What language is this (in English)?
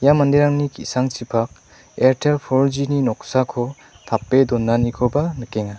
Garo